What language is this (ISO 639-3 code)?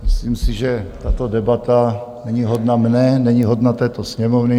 ces